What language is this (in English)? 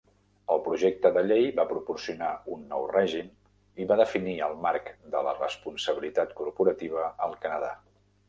Catalan